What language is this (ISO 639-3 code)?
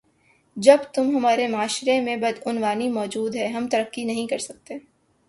urd